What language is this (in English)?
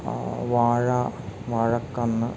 Malayalam